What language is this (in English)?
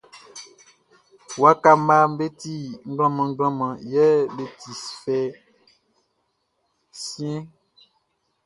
Baoulé